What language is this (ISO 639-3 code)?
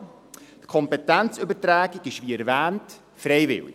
gsw